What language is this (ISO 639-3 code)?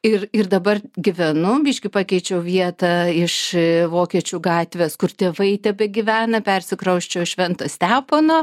lit